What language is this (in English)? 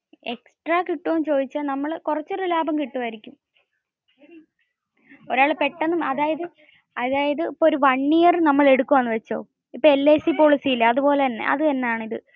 Malayalam